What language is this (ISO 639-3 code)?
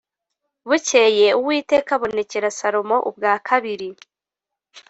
kin